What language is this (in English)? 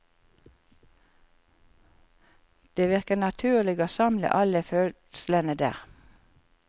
Norwegian